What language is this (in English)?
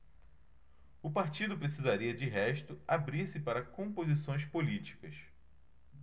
Portuguese